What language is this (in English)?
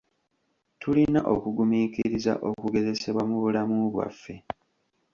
Ganda